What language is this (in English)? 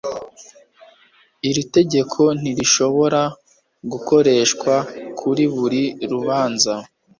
Kinyarwanda